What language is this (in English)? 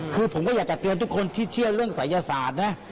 Thai